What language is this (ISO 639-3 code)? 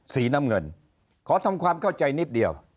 tha